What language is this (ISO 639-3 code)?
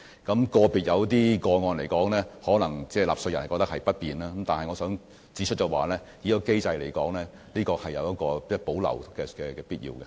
yue